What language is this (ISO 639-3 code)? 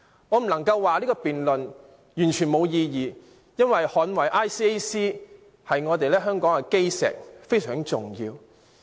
yue